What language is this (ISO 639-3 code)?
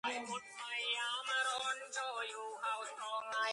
kat